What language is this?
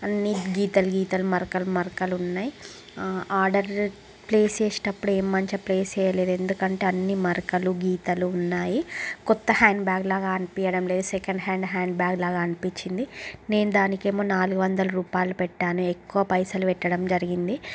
Telugu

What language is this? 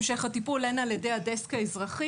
Hebrew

